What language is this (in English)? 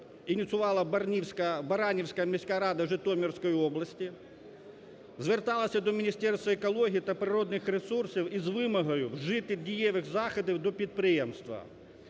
Ukrainian